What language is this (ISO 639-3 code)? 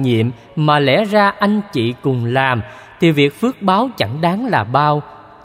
vie